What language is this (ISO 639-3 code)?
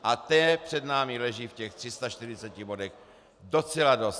ces